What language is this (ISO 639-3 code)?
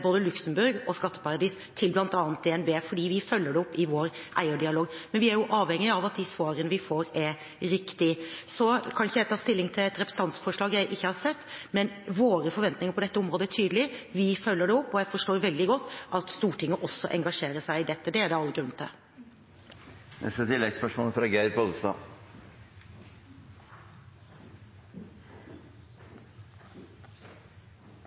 nor